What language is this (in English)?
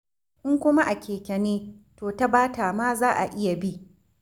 Hausa